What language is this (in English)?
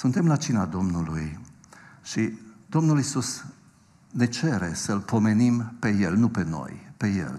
Romanian